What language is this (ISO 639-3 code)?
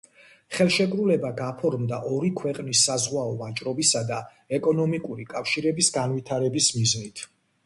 kat